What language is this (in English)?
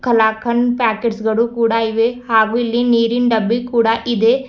Kannada